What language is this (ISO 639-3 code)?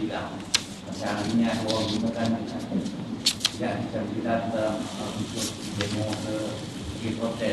msa